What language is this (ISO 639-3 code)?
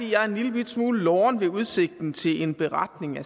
dan